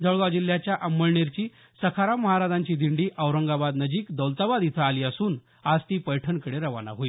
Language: Marathi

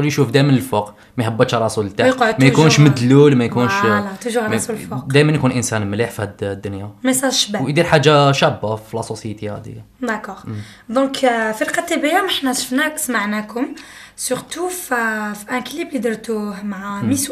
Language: Arabic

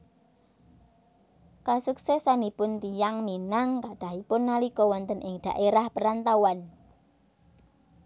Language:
Javanese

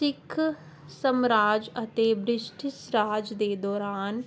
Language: Punjabi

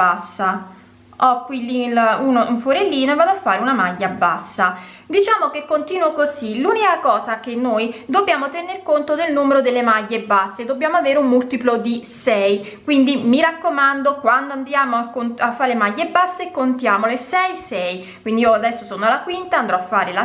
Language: Italian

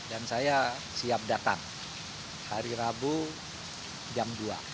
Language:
Indonesian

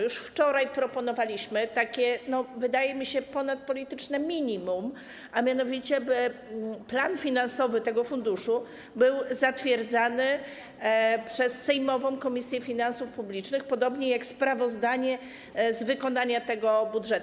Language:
Polish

